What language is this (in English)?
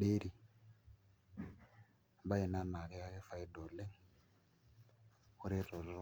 Masai